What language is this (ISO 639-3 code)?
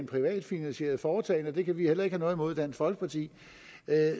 dan